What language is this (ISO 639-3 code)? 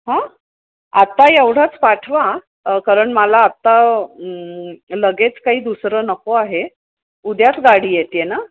mar